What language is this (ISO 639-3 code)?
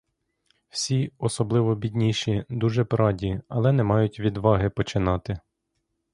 ukr